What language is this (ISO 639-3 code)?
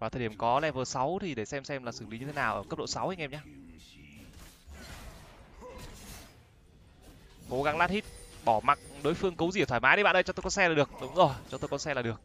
vie